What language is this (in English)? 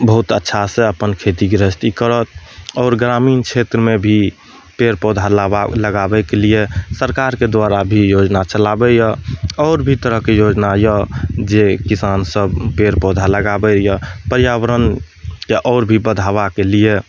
Maithili